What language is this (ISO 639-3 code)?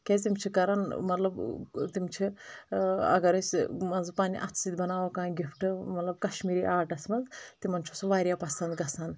kas